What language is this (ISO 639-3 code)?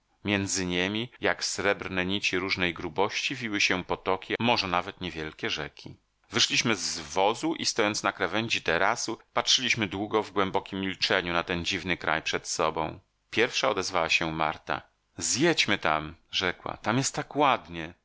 pol